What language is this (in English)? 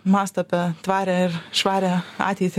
Lithuanian